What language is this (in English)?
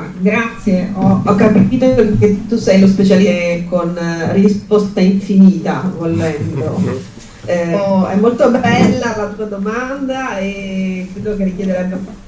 Italian